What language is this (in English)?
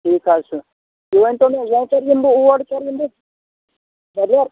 Kashmiri